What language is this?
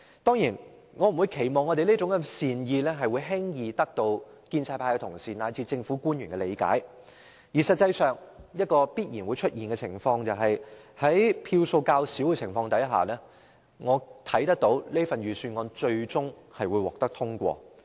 Cantonese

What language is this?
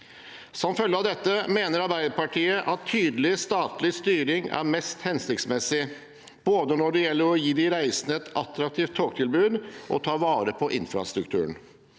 Norwegian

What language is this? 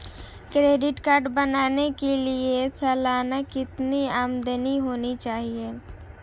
Hindi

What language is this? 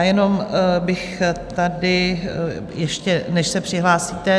Czech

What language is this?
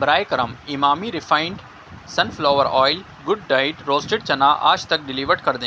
Urdu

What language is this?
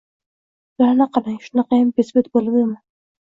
Uzbek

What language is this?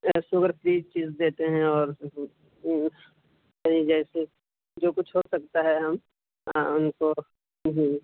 Urdu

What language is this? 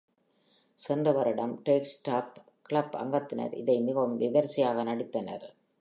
Tamil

